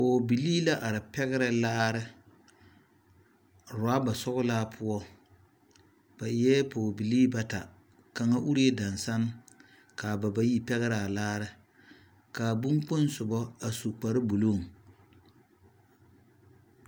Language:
Southern Dagaare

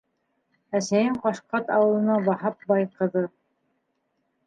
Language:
Bashkir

